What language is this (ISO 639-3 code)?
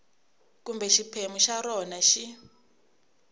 tso